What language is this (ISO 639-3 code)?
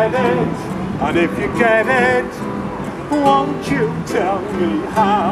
eng